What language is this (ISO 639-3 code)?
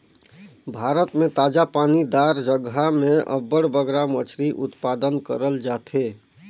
hne